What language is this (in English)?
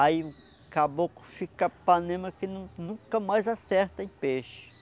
Portuguese